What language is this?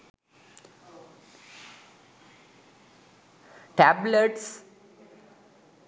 Sinhala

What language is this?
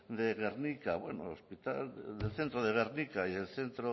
Spanish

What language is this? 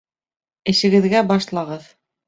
Bashkir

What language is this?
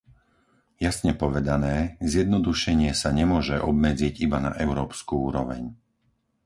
Slovak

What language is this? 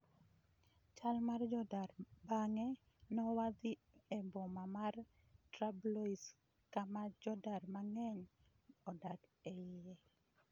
Luo (Kenya and Tanzania)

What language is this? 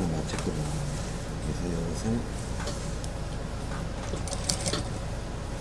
Korean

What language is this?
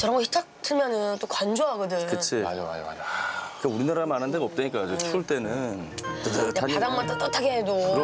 Korean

